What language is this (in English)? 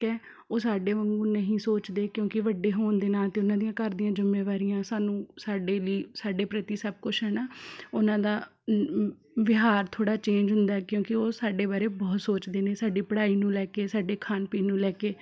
Punjabi